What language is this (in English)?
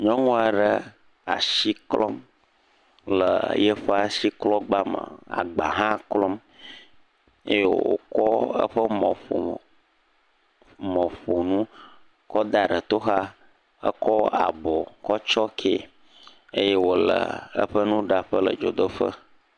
Ewe